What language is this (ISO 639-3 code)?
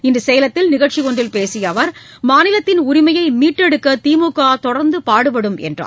tam